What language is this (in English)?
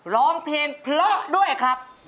Thai